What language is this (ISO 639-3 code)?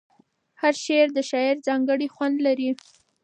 pus